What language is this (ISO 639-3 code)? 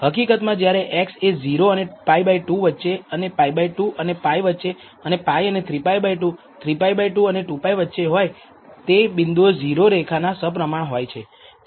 guj